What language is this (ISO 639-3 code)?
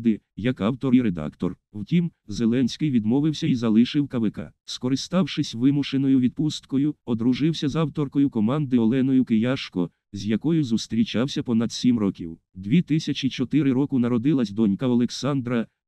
ukr